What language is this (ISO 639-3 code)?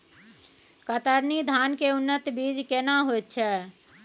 mai